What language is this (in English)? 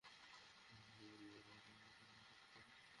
Bangla